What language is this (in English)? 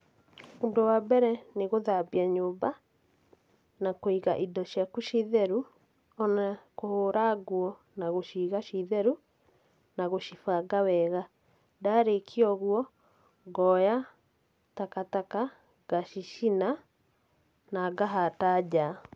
Kikuyu